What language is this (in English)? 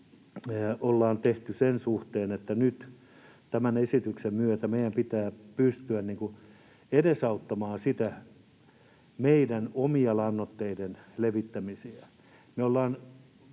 Finnish